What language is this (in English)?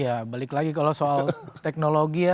Indonesian